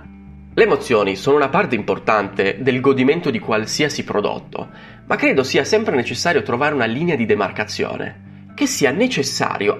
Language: Italian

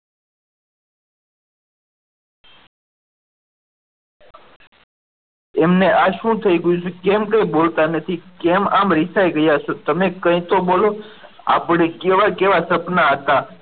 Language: Gujarati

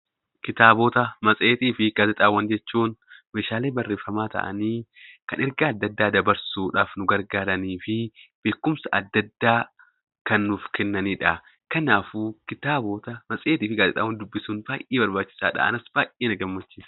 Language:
Oromo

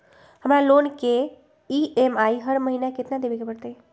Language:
Magahi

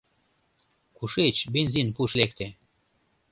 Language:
Mari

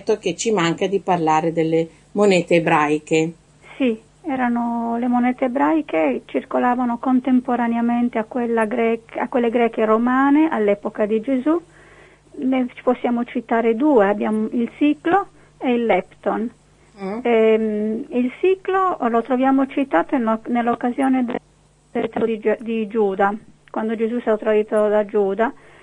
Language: Italian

